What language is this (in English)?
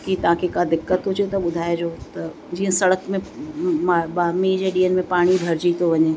Sindhi